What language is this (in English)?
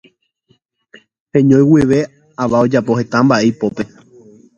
Guarani